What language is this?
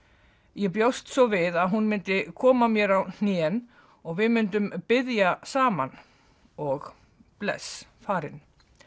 Icelandic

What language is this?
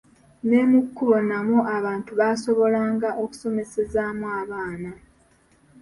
Ganda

